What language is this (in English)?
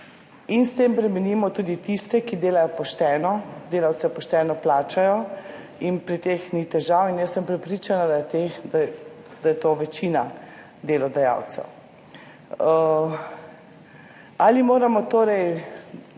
Slovenian